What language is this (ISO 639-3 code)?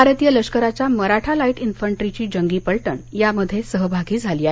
mar